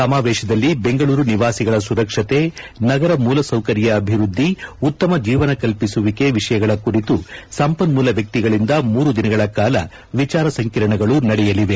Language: Kannada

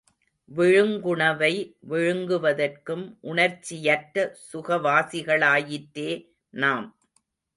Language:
Tamil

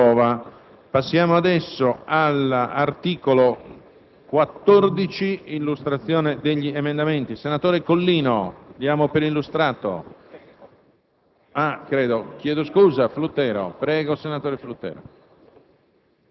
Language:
Italian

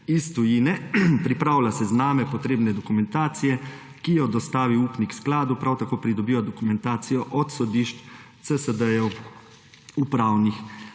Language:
Slovenian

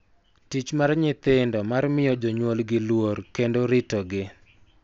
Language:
Luo (Kenya and Tanzania)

